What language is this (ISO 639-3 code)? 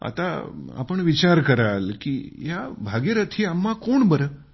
mar